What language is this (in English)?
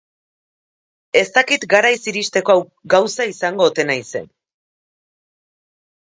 Basque